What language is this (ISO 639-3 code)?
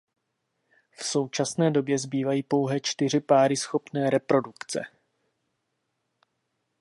ces